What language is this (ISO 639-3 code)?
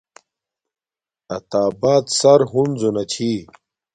dmk